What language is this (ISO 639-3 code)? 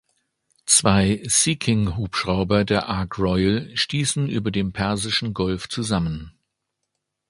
deu